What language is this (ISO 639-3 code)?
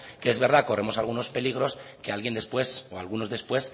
spa